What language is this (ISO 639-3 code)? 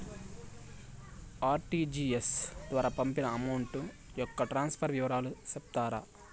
tel